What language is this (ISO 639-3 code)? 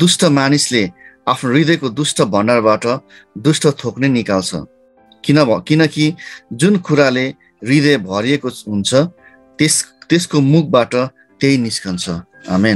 hin